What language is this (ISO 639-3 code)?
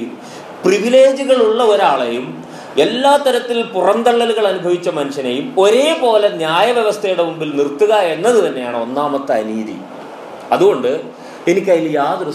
mal